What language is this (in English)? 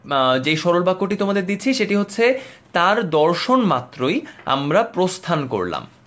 Bangla